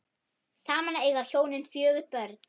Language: Icelandic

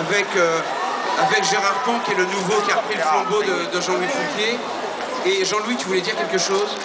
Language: French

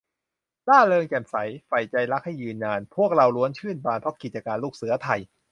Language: Thai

